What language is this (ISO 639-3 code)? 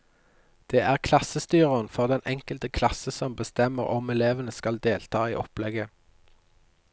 nor